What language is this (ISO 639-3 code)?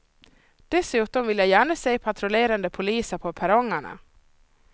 swe